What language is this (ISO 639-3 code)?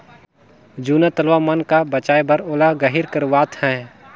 hne